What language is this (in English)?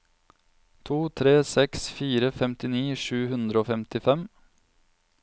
Norwegian